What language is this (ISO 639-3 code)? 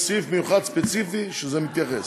heb